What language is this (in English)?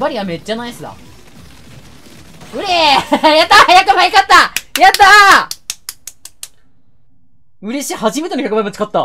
Japanese